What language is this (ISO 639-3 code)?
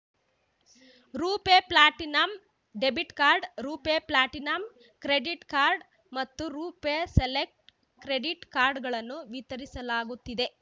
kan